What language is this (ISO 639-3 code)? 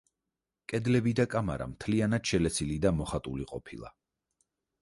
kat